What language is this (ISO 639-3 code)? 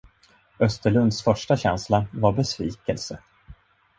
swe